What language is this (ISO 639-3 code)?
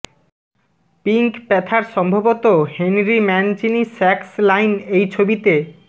ben